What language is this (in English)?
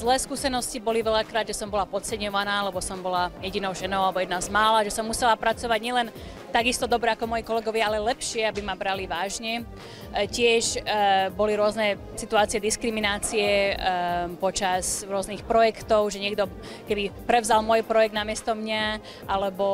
Czech